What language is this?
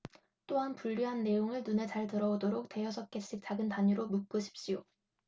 Korean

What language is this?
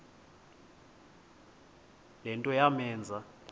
Xhosa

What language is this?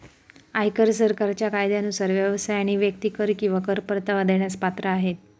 Marathi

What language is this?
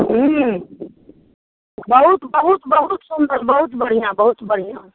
Maithili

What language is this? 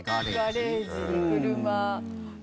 Japanese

